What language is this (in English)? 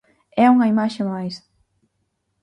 Galician